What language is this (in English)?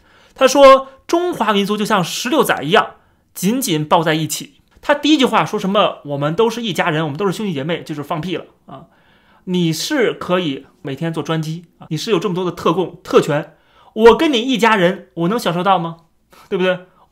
Chinese